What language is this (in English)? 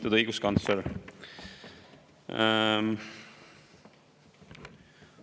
Estonian